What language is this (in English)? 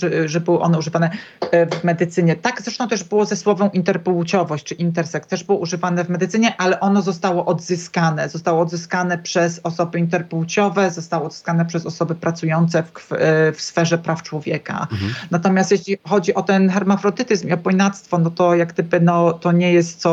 Polish